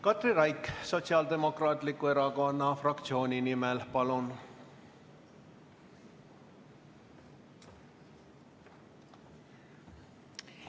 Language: Estonian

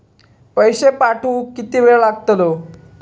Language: Marathi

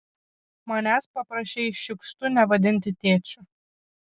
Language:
Lithuanian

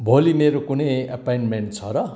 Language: Nepali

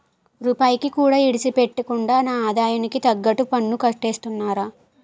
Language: Telugu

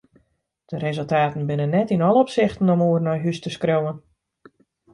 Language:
Western Frisian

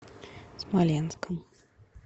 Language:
Russian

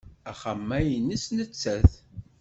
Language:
Kabyle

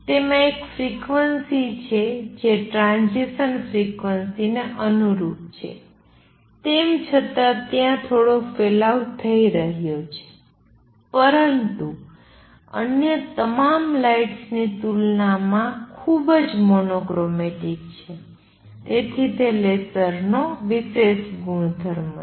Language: Gujarati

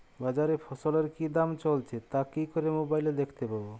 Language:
Bangla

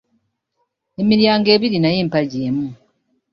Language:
Ganda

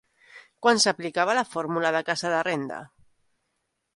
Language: Catalan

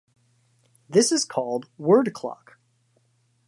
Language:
English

